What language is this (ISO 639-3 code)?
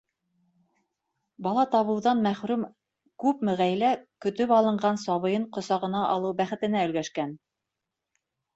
bak